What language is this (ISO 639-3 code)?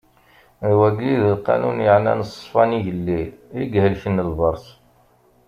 kab